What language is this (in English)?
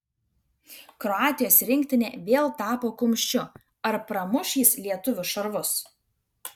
Lithuanian